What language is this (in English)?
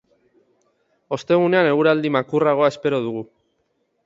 Basque